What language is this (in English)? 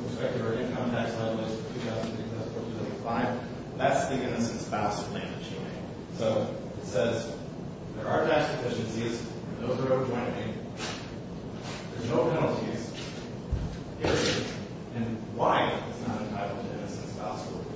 English